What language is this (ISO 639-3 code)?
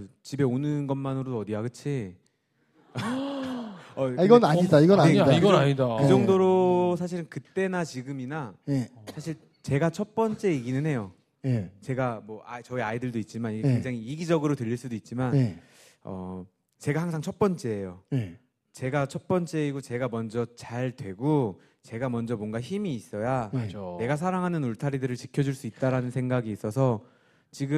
kor